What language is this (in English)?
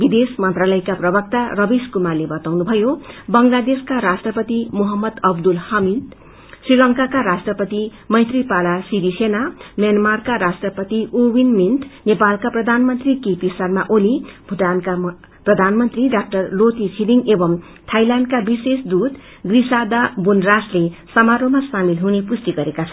Nepali